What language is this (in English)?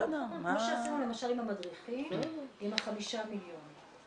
Hebrew